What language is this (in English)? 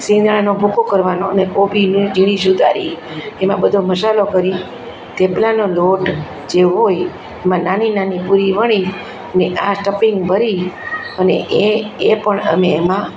Gujarati